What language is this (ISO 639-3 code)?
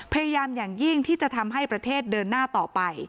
tha